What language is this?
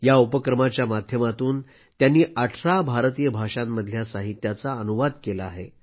Marathi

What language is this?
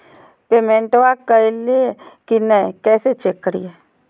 Magahi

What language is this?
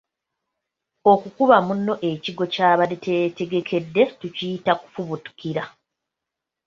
Ganda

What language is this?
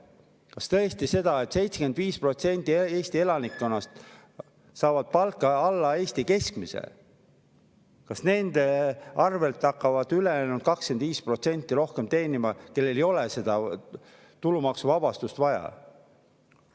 Estonian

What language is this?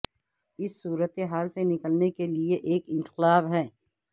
Urdu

